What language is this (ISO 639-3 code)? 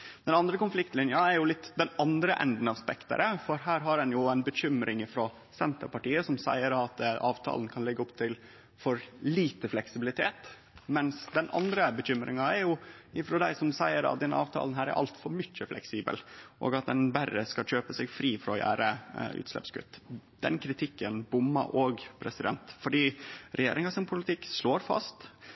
nno